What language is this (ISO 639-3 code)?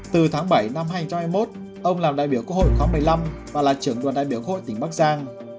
vie